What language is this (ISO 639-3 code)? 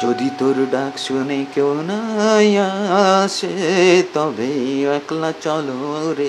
ben